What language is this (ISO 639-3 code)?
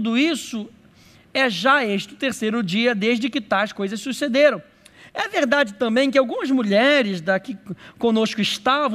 por